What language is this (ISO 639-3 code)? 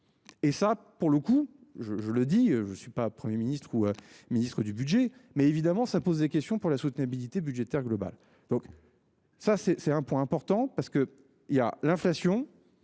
fra